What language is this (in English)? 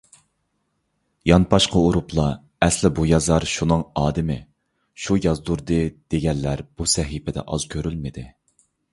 Uyghur